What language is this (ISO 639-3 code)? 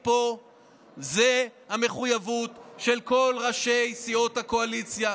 heb